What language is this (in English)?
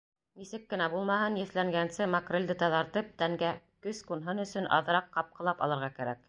Bashkir